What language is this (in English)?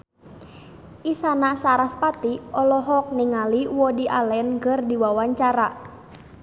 Sundanese